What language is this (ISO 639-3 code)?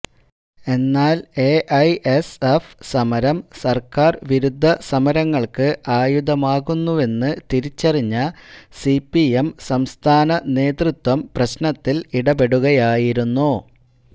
mal